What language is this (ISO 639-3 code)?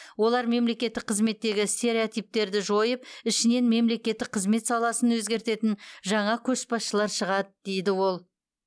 kaz